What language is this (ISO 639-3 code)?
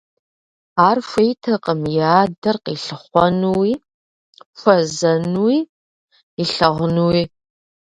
kbd